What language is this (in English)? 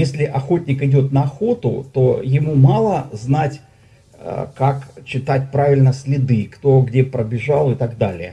Russian